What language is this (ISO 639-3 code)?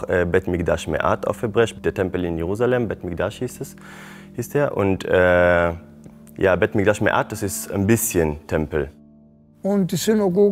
deu